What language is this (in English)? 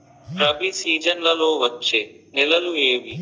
Telugu